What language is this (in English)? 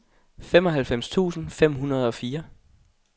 Danish